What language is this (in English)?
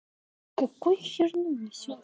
Russian